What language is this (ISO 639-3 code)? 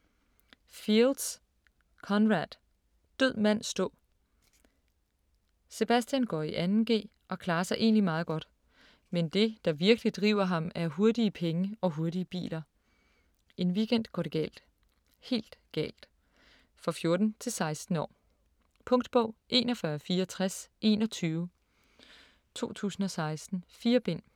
dan